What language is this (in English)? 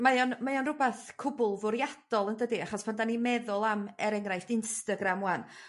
Welsh